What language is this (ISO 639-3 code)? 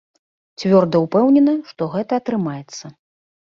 bel